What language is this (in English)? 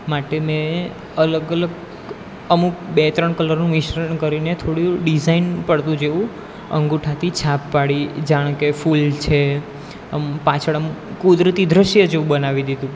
Gujarati